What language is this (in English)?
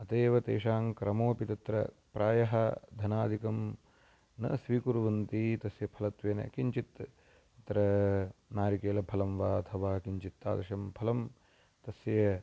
Sanskrit